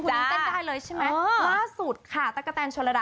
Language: Thai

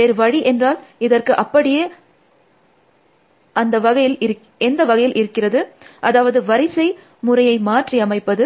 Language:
Tamil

